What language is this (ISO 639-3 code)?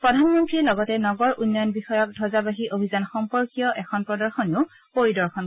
asm